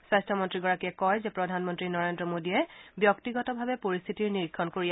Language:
Assamese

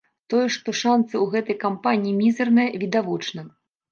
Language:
Belarusian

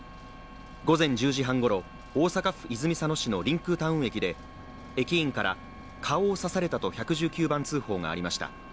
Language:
Japanese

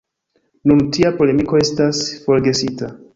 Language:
Esperanto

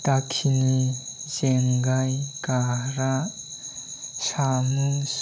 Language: Bodo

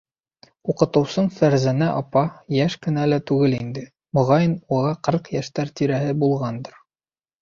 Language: Bashkir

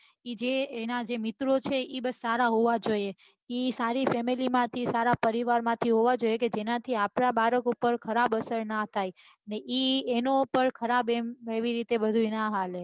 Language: Gujarati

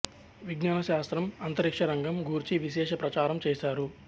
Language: Telugu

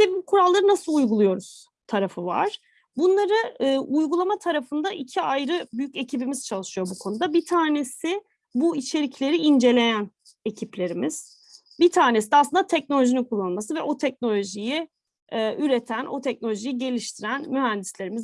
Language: Turkish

